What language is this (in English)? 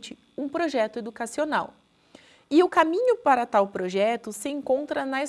Portuguese